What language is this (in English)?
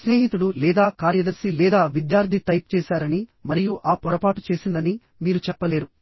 Telugu